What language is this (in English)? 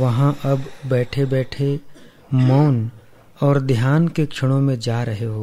Hindi